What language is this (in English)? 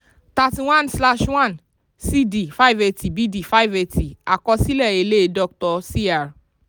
Yoruba